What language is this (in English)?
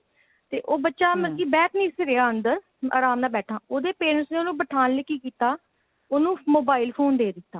Punjabi